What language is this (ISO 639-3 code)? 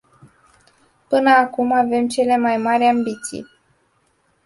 ron